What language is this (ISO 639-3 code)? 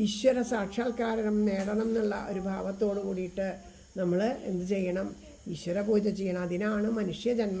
ita